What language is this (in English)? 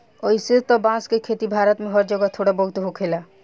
Bhojpuri